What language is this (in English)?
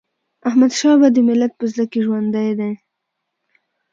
Pashto